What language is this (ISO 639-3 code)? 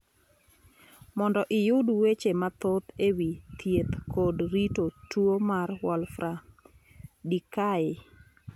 luo